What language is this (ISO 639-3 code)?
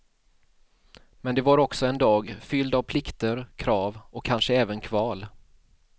swe